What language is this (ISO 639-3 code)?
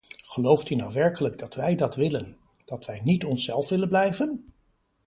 nld